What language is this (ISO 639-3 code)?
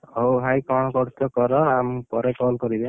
ori